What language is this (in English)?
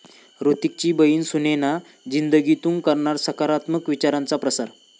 Marathi